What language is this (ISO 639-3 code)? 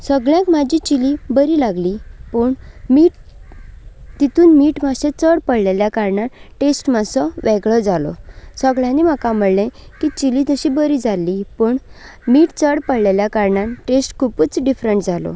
kok